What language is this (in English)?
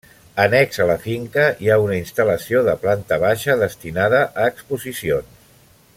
Catalan